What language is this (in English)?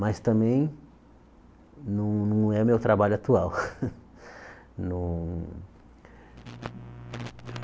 Portuguese